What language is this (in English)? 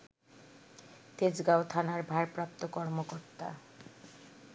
Bangla